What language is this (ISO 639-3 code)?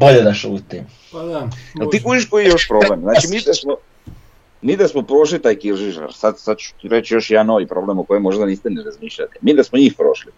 hrv